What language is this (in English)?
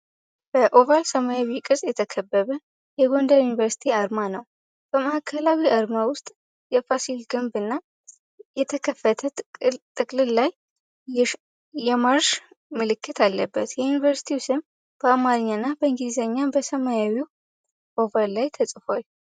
Amharic